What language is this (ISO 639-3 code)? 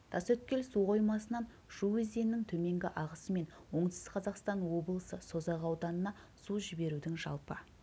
kaz